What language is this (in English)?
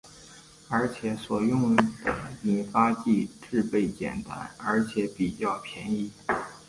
Chinese